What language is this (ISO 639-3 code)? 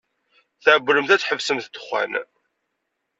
kab